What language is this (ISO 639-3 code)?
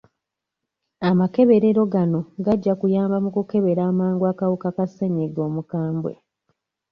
lug